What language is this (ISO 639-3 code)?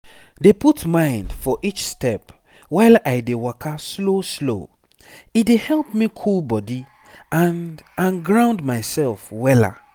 pcm